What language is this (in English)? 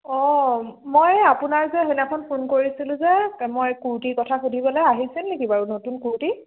Assamese